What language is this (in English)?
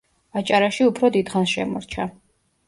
Georgian